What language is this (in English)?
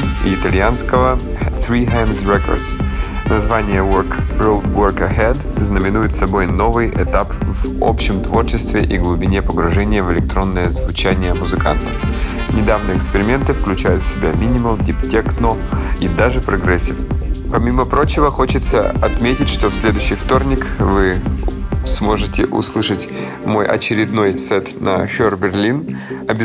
Russian